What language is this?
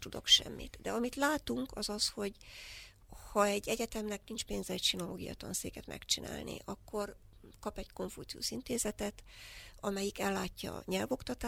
Hungarian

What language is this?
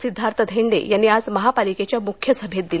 Marathi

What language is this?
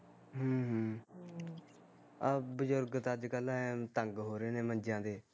Punjabi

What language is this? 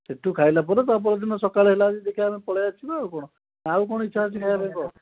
Odia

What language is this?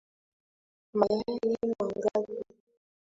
Swahili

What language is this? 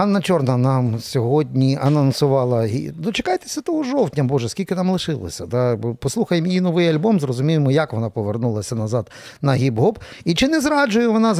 Ukrainian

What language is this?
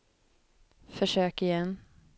Swedish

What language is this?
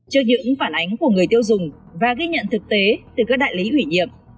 Vietnamese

